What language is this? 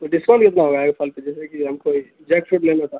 Urdu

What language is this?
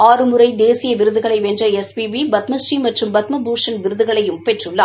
Tamil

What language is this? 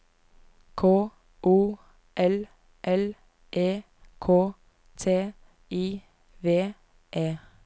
Norwegian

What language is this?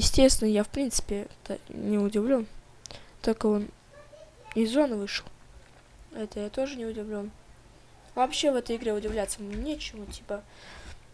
Russian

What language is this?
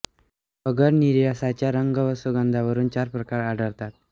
Marathi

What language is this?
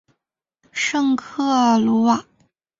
Chinese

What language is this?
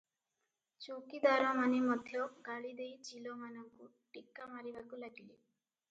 Odia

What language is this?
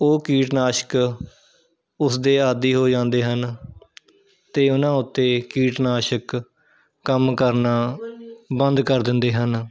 Punjabi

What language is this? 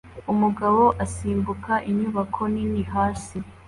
Kinyarwanda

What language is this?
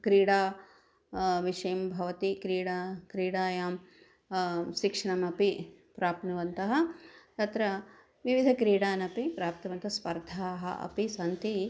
Sanskrit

